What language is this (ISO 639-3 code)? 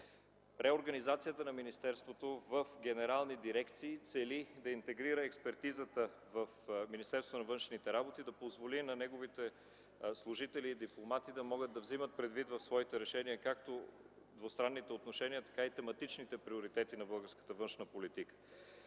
bul